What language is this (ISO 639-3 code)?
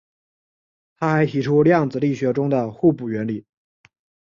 zho